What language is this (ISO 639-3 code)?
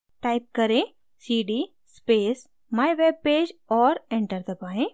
hin